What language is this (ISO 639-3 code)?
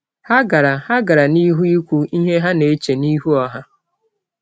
ibo